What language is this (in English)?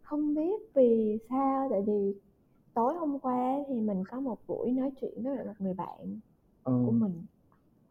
Vietnamese